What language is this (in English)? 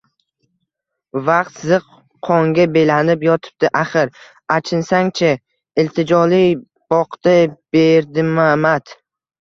Uzbek